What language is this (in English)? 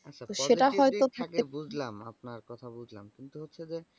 Bangla